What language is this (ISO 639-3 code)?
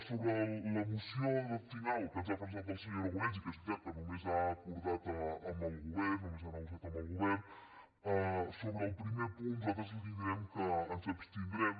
cat